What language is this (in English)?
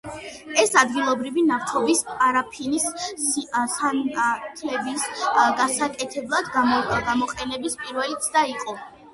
Georgian